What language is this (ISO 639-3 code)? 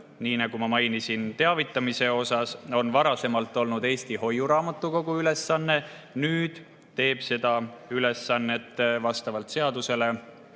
est